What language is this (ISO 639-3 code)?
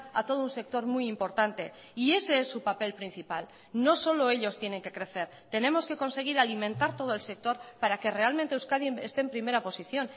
spa